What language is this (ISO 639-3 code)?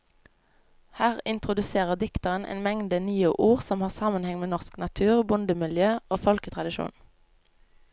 nor